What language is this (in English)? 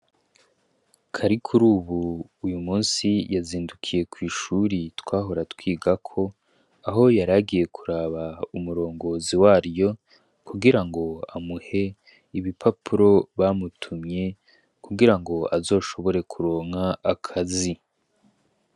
Rundi